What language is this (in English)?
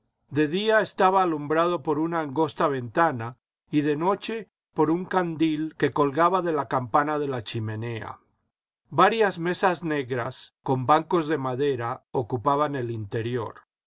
Spanish